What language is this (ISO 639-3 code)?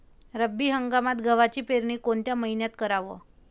mar